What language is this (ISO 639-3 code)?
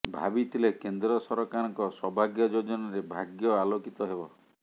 ori